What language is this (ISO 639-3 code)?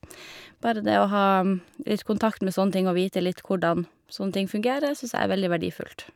nor